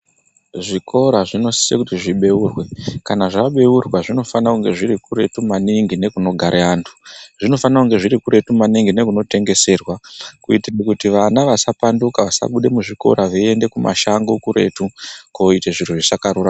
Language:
Ndau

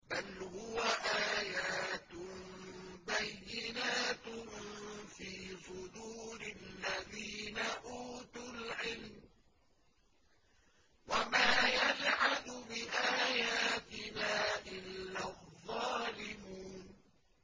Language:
Arabic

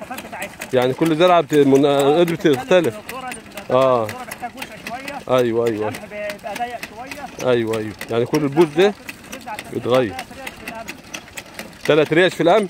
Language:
Arabic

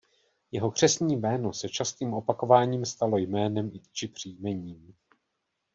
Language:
Czech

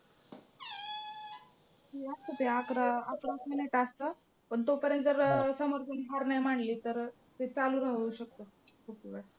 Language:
Marathi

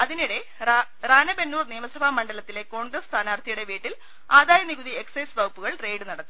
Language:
Malayalam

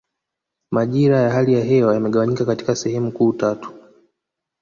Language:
Swahili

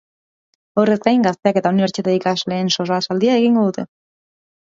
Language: Basque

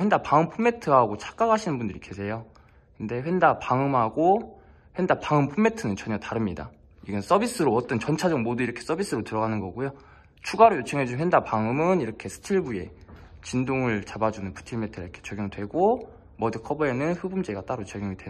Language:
Korean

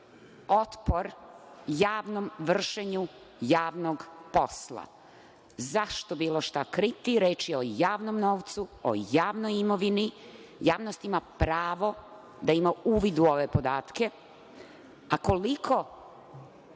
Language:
Serbian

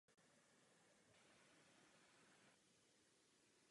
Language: Czech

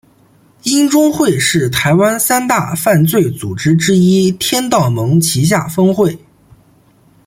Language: Chinese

